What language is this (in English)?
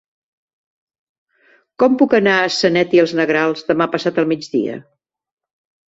Catalan